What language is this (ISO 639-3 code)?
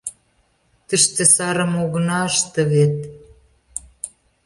chm